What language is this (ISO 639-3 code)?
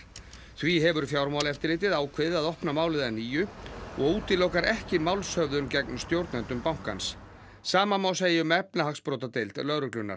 isl